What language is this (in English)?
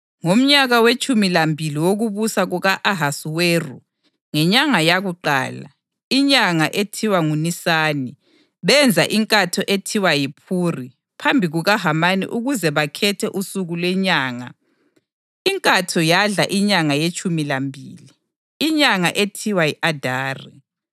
North Ndebele